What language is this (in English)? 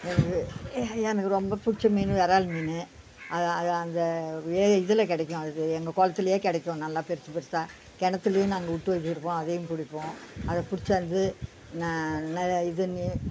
Tamil